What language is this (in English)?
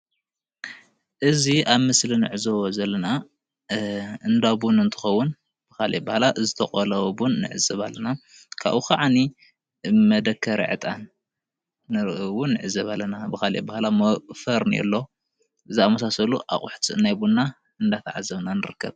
Tigrinya